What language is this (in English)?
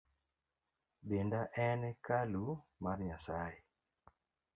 Luo (Kenya and Tanzania)